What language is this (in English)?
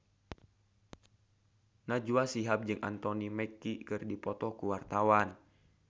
Sundanese